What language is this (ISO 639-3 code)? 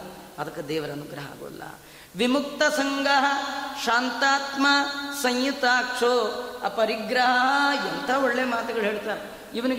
kan